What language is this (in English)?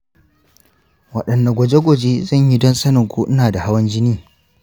Hausa